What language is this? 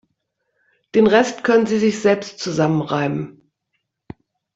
German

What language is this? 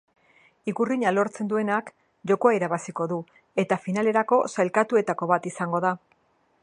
Basque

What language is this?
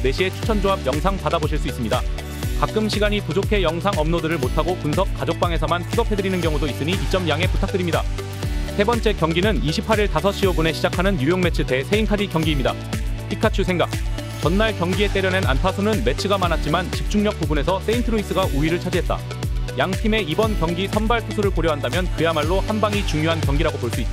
Korean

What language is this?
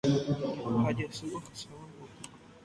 Guarani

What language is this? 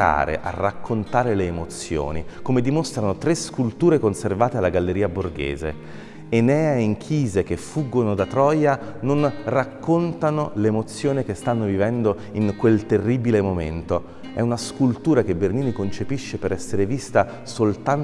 Italian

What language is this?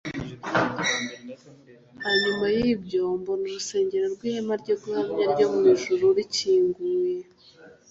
Kinyarwanda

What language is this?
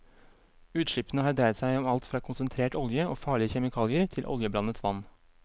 Norwegian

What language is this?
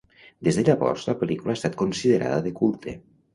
Catalan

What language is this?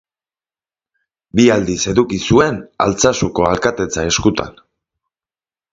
Basque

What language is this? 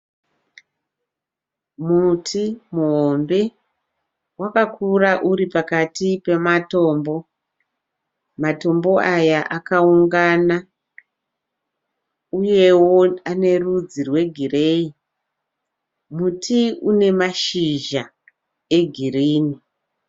Shona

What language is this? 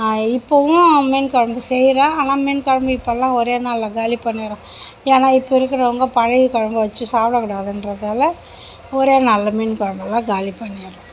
Tamil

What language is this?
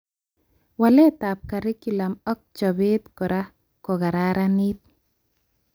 Kalenjin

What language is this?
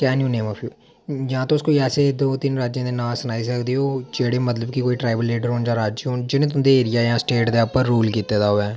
Dogri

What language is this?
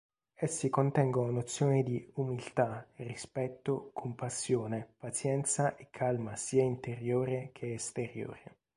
Italian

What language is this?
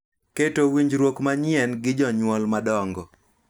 Luo (Kenya and Tanzania)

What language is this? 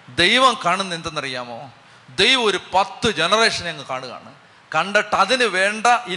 Malayalam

